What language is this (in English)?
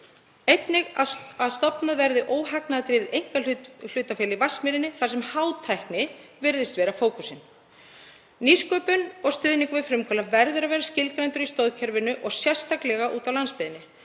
Icelandic